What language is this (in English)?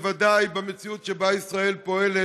Hebrew